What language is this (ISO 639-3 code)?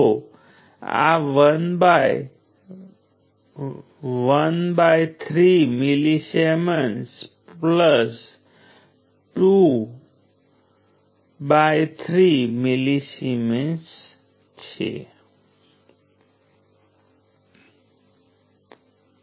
guj